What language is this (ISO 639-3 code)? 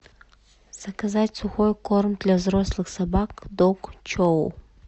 rus